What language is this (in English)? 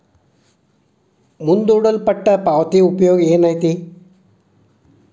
Kannada